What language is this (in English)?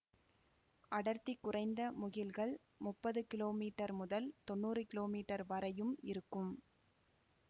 Tamil